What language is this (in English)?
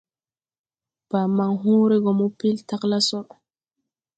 Tupuri